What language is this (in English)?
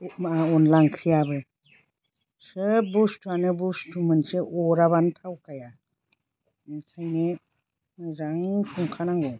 Bodo